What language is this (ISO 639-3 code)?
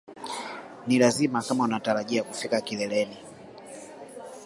swa